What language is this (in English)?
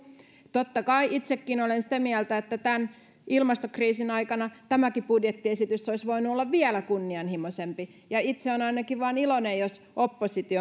Finnish